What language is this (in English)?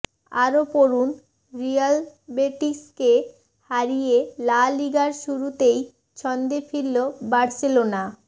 Bangla